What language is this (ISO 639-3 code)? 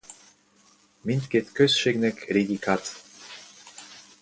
hun